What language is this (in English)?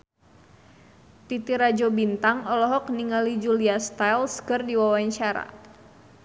Sundanese